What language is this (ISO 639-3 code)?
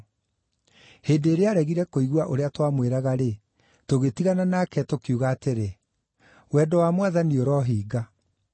kik